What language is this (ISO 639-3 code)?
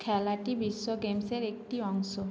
ben